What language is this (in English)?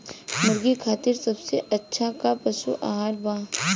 Bhojpuri